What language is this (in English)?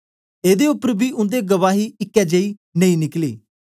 Dogri